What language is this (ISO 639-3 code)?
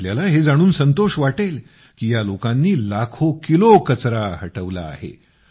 mar